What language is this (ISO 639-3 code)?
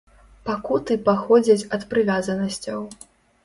bel